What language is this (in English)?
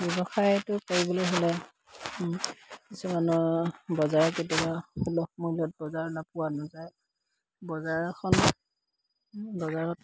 Assamese